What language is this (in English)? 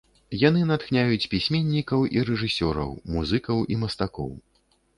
Belarusian